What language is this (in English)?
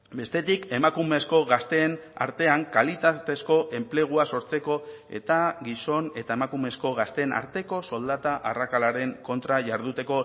Basque